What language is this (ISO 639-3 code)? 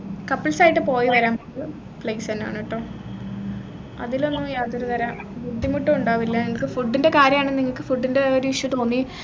mal